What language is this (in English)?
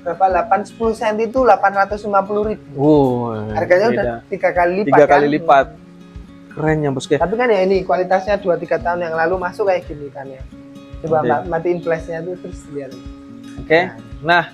Indonesian